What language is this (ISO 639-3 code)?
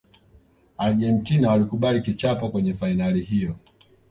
swa